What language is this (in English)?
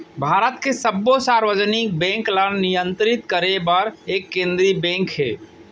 Chhattisgarhi